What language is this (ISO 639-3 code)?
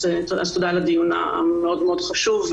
heb